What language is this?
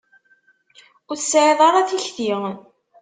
Kabyle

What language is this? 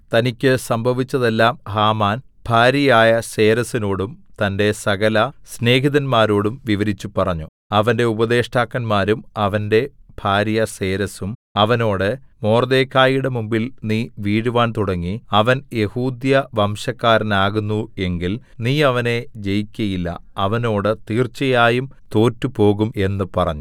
Malayalam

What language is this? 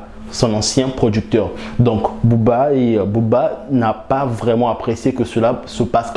French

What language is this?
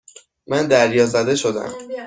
Persian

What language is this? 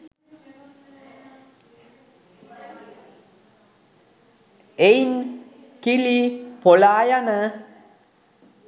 Sinhala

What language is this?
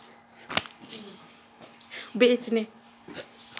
Dogri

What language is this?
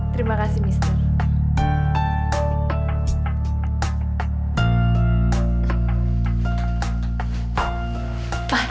Indonesian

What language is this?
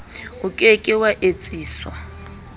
Southern Sotho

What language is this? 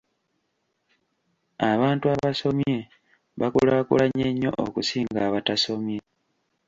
Ganda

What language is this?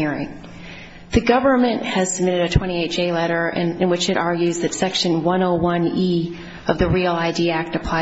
English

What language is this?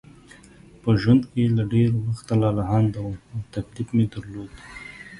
Pashto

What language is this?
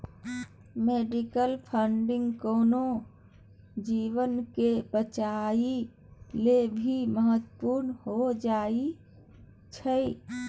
Maithili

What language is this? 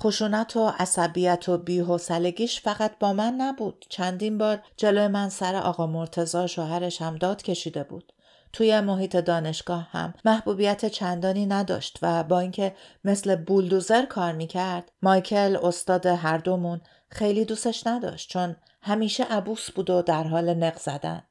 Persian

